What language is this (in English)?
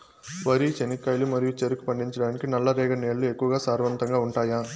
Telugu